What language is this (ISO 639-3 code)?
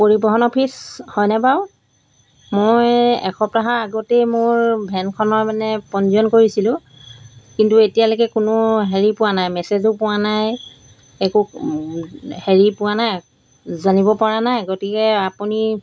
asm